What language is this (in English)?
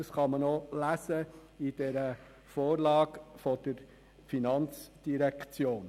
Swiss German